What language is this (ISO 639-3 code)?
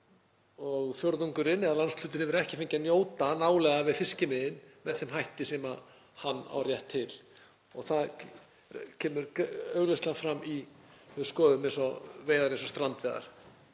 isl